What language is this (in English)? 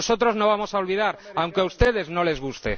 Spanish